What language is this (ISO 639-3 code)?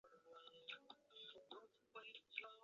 zho